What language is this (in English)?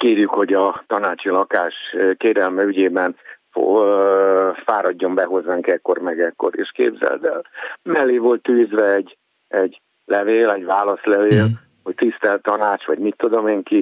Hungarian